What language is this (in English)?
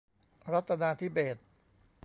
Thai